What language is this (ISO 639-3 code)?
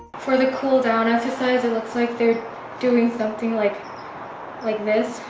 eng